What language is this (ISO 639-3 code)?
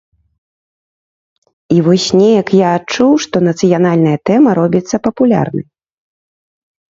bel